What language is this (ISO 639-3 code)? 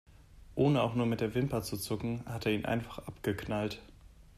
deu